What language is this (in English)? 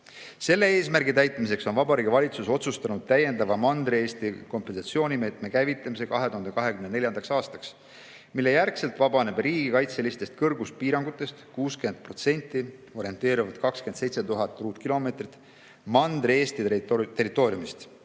Estonian